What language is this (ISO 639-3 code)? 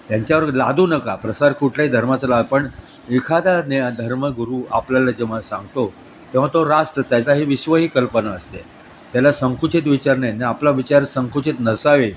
mar